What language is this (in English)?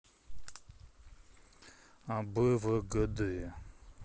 Russian